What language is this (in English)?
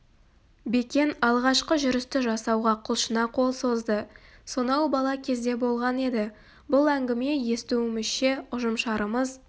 Kazakh